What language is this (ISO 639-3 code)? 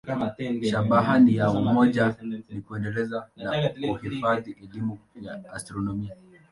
swa